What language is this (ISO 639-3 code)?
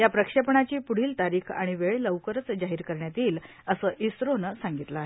mar